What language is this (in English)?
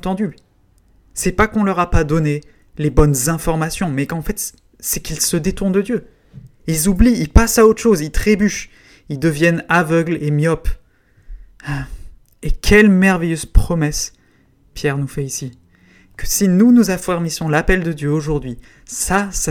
French